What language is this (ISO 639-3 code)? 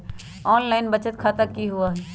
mag